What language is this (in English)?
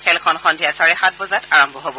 Assamese